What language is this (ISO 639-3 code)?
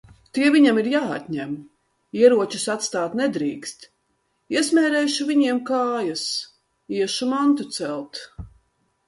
lav